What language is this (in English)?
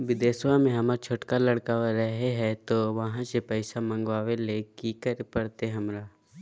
Magahi